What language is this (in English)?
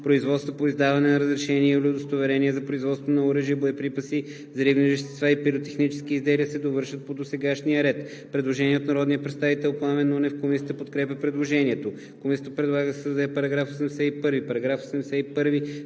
Bulgarian